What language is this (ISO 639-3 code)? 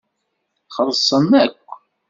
kab